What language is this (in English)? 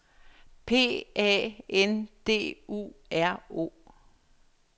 Danish